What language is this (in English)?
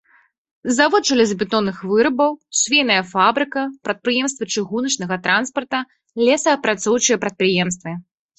Belarusian